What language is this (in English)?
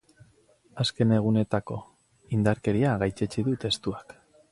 Basque